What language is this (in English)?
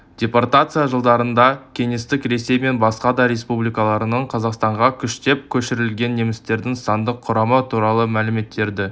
Kazakh